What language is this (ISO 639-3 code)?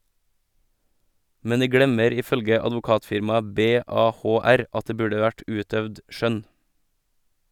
nor